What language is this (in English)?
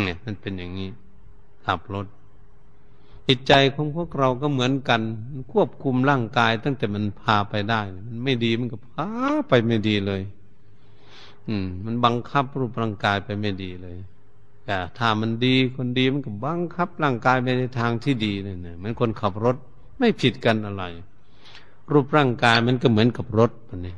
Thai